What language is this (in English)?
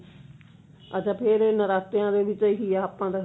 Punjabi